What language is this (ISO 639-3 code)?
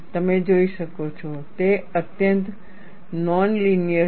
guj